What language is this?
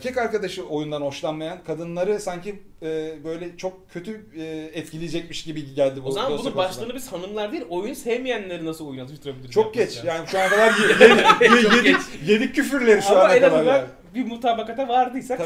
Turkish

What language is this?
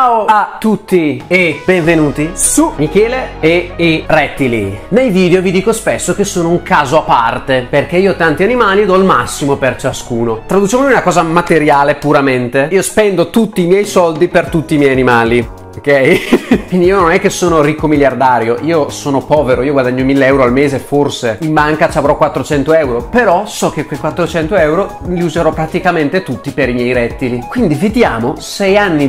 Italian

